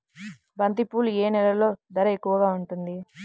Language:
Telugu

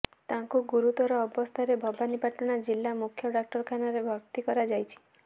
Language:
Odia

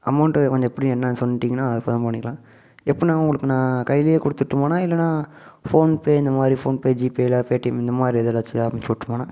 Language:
Tamil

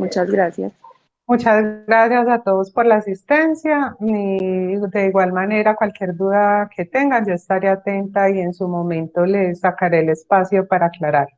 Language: Spanish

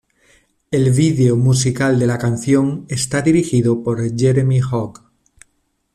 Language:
Spanish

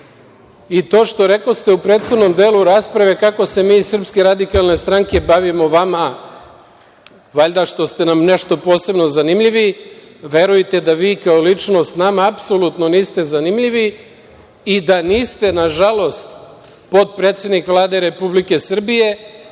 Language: Serbian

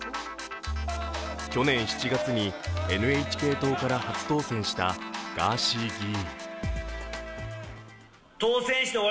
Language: Japanese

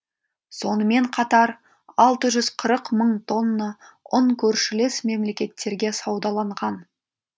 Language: Kazakh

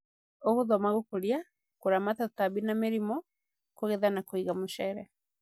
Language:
Kikuyu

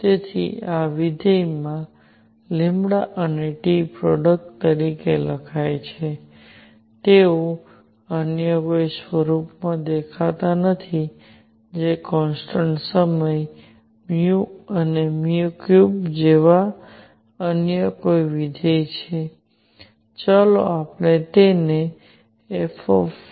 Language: Gujarati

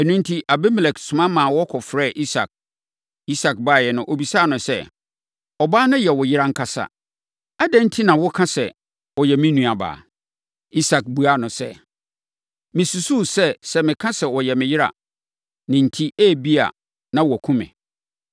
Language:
Akan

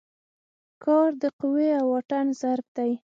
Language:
Pashto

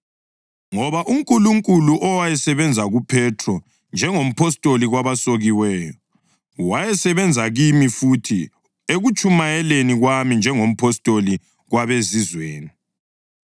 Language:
North Ndebele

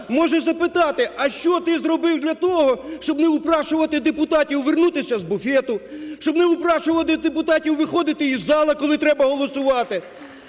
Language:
Ukrainian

